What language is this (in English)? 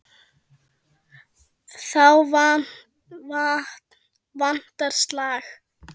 Icelandic